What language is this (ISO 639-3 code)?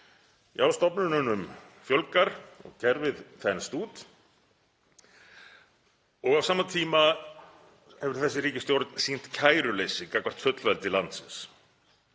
isl